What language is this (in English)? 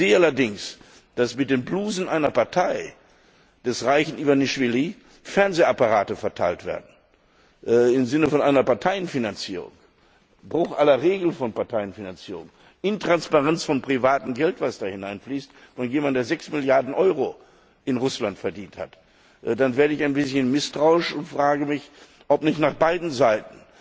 German